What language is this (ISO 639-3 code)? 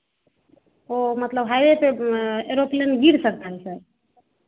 hin